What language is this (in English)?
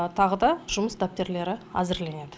Kazakh